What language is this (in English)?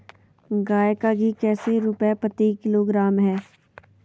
Magahi